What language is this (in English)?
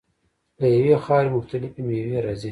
Pashto